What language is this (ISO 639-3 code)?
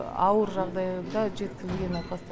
kaz